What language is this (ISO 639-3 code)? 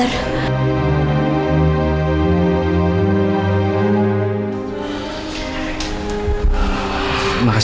ind